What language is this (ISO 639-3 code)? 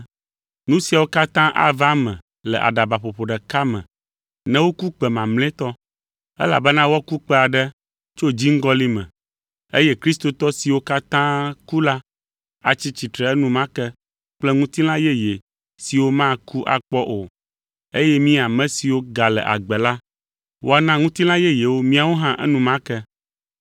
ewe